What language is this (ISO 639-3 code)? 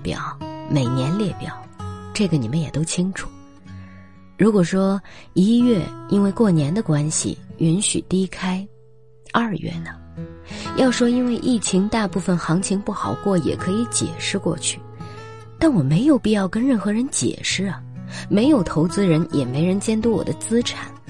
zho